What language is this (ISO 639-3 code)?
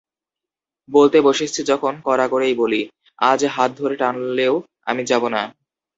ben